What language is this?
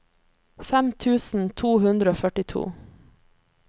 Norwegian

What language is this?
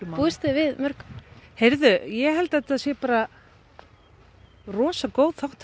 Icelandic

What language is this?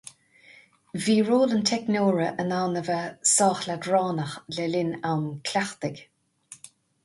Irish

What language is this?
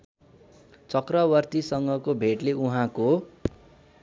Nepali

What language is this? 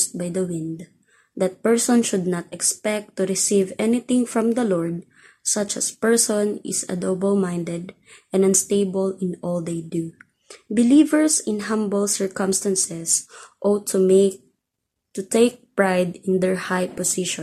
Filipino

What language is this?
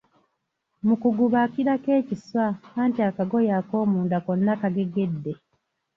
Ganda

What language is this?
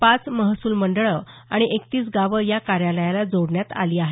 Marathi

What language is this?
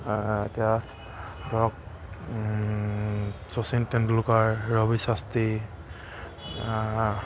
Assamese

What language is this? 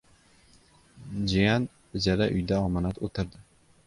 Uzbek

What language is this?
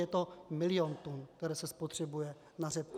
Czech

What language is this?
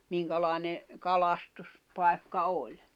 Finnish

